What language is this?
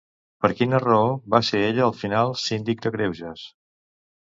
Catalan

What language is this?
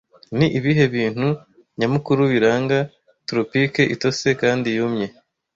Kinyarwanda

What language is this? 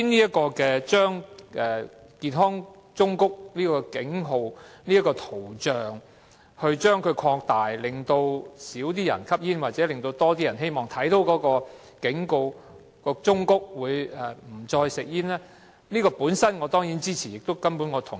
Cantonese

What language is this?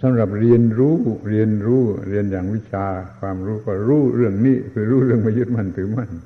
Thai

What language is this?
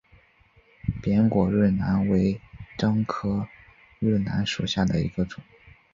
Chinese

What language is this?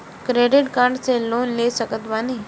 Bhojpuri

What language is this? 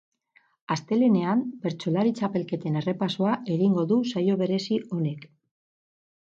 Basque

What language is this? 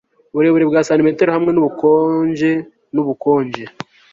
Kinyarwanda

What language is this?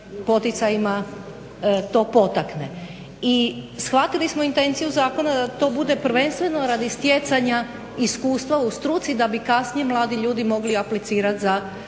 Croatian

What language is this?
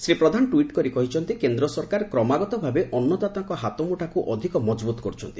Odia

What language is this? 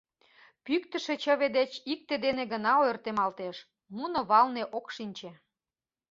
Mari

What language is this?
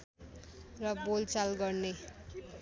Nepali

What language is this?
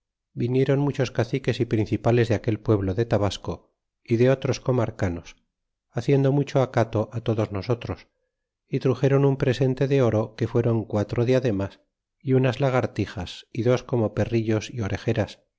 Spanish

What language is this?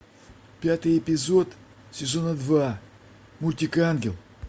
Russian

